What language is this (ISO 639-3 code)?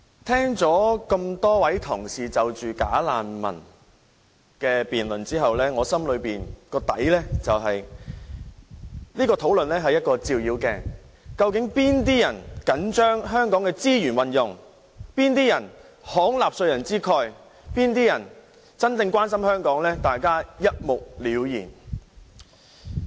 yue